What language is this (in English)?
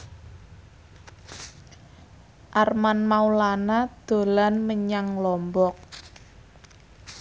Javanese